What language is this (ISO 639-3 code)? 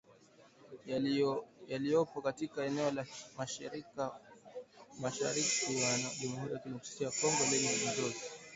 swa